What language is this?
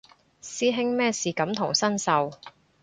Cantonese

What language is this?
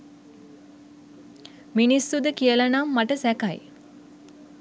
Sinhala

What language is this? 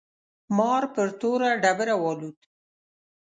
Pashto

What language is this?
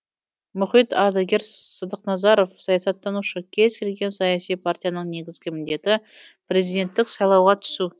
Kazakh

